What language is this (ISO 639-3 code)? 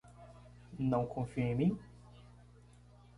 por